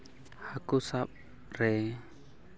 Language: Santali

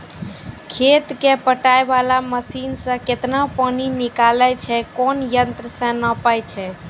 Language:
Maithili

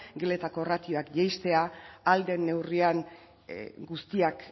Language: Basque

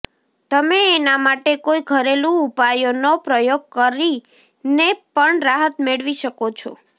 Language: Gujarati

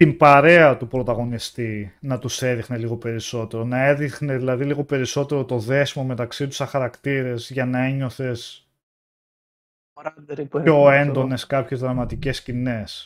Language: Greek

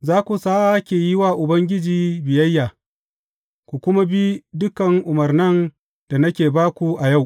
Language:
Hausa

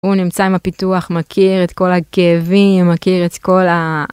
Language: Hebrew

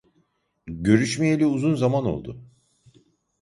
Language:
Turkish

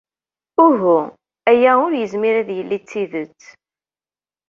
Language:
Kabyle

